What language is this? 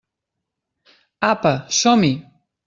Catalan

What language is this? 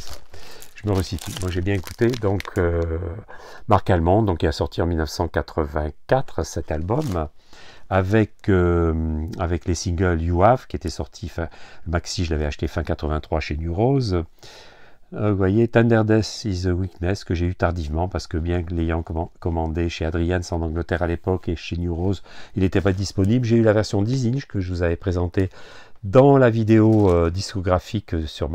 French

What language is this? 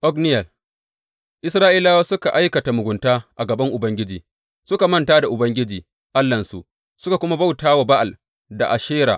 Hausa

